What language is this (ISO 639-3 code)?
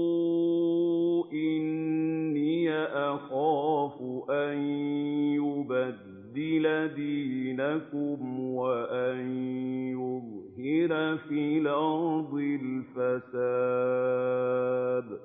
ara